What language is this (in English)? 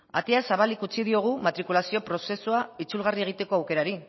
Basque